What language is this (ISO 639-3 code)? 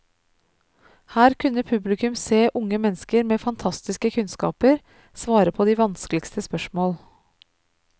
nor